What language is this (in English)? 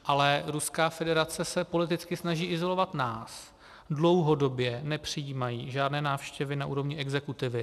Czech